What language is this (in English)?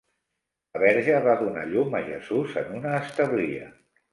Catalan